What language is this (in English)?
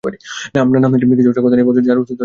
Bangla